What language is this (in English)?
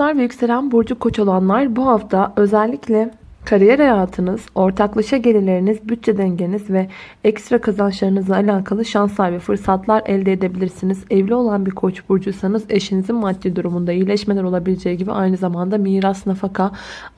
Turkish